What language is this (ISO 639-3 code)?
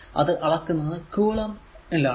mal